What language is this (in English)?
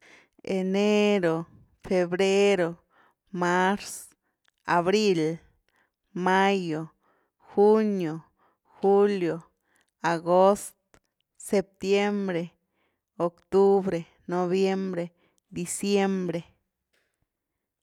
Güilá Zapotec